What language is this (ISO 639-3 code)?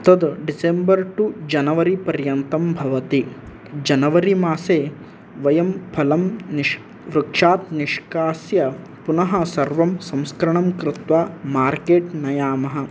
san